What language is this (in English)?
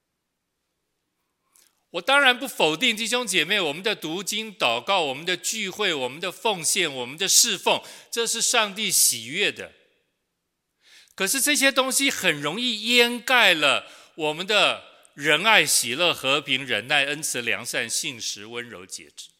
Chinese